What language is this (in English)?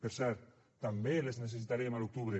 Catalan